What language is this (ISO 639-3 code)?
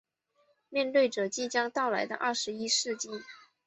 zho